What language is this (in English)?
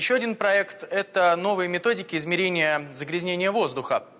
Russian